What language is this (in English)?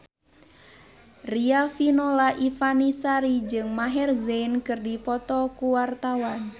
Sundanese